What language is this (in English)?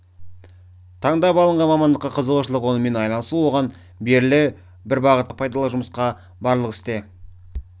Kazakh